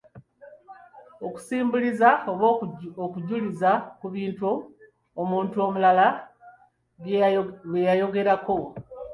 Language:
Ganda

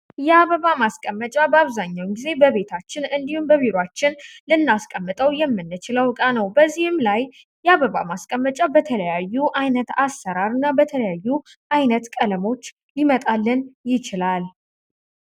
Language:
Amharic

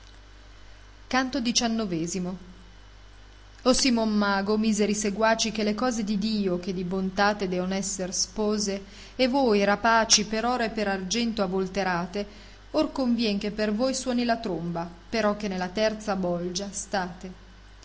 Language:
Italian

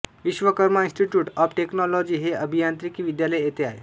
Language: Marathi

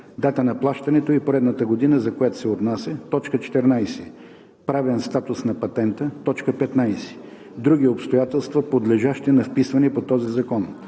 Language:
Bulgarian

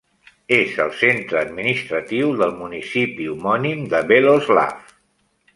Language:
Catalan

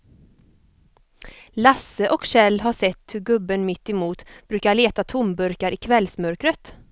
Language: Swedish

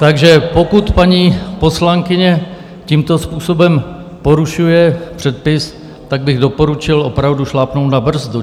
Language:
Czech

